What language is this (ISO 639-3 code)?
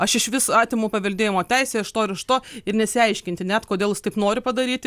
lit